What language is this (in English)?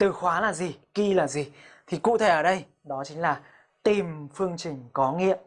Vietnamese